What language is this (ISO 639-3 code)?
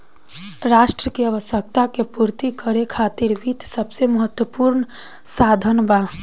bho